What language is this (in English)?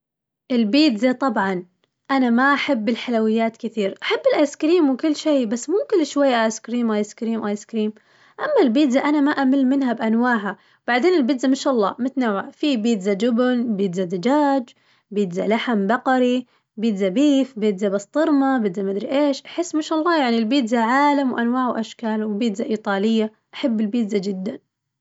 Najdi Arabic